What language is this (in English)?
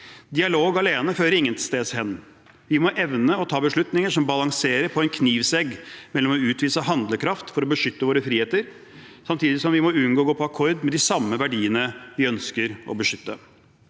Norwegian